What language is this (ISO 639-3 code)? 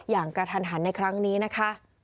tha